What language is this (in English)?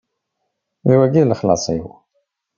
Kabyle